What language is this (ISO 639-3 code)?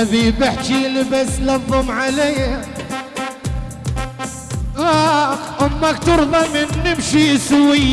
ara